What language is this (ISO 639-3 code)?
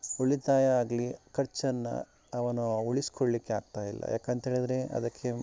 kan